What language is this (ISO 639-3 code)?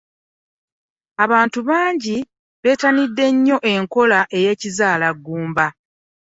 lug